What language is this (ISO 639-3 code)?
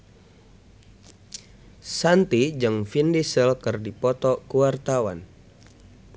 sun